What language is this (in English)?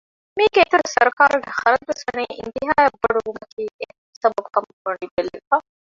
Divehi